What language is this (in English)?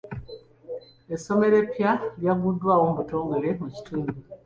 Ganda